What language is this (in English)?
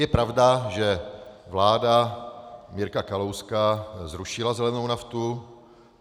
Czech